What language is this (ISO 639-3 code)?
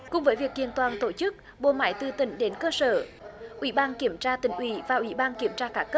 vie